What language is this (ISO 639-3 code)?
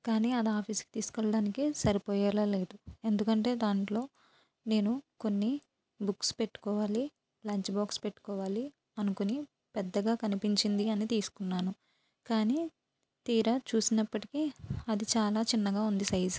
tel